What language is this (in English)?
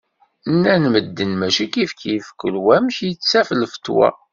Kabyle